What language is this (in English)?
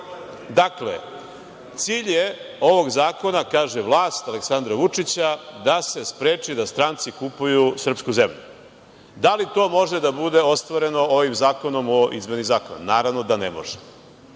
Serbian